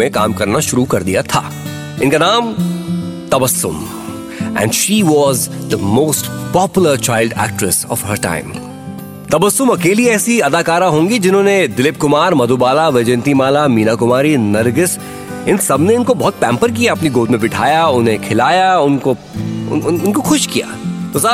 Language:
Hindi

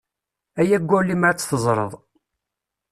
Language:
Kabyle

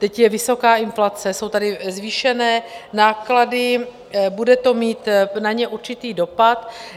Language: Czech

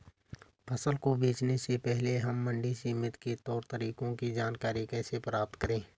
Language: Hindi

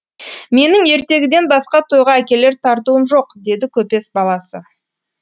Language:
Kazakh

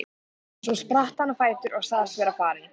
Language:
Icelandic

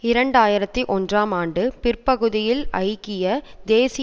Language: Tamil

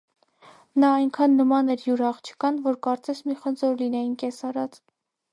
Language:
Armenian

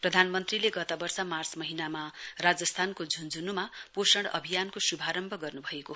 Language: Nepali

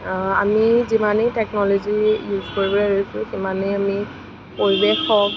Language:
Assamese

